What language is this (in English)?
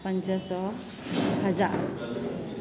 Sindhi